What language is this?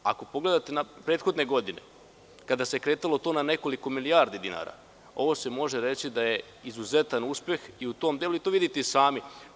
Serbian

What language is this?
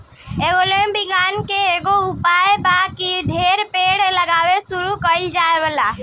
Bhojpuri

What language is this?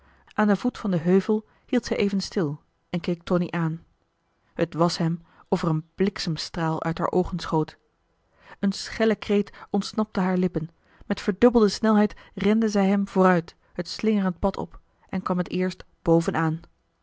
Dutch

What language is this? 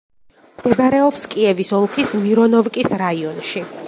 Georgian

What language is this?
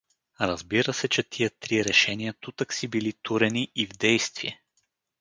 Bulgarian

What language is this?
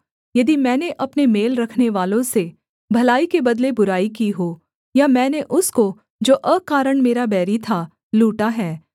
Hindi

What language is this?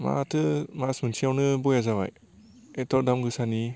Bodo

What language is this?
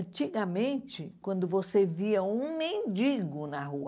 Portuguese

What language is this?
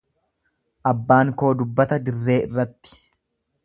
Oromo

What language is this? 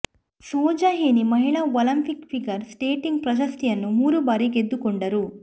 Kannada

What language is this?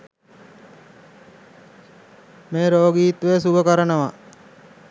Sinhala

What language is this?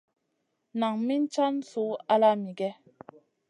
Masana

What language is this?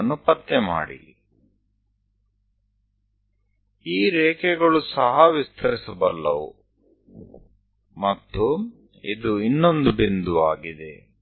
Gujarati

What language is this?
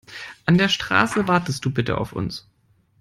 German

